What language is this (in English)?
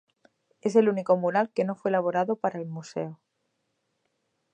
Spanish